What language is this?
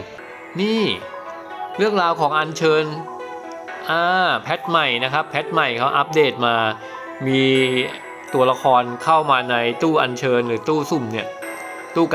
Thai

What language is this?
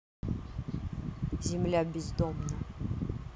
Russian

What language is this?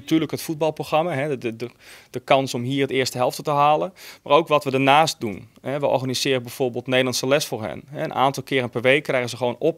Dutch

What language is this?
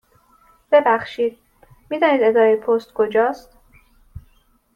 Persian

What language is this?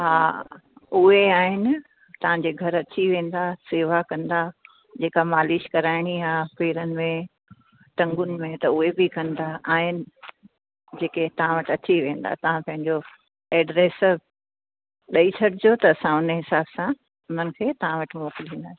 Sindhi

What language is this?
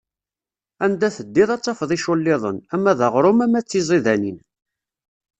Kabyle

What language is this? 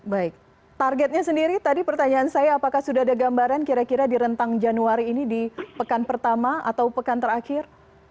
Indonesian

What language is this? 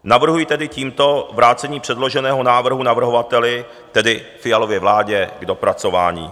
Czech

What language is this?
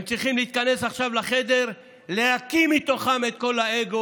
Hebrew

